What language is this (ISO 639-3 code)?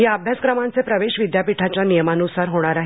mar